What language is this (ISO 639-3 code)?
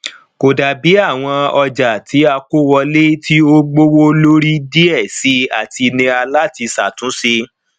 yor